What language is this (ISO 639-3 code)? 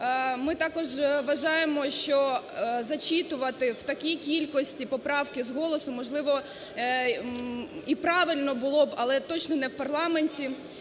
ukr